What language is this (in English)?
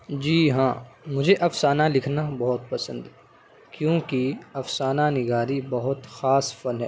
Urdu